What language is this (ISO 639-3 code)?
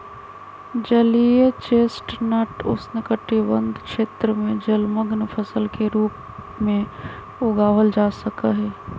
mag